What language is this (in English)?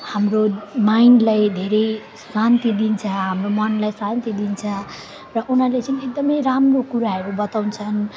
Nepali